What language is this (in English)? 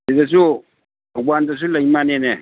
Manipuri